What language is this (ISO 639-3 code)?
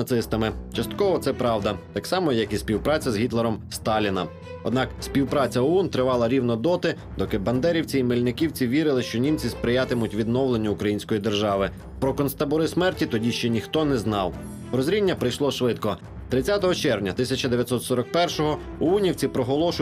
ukr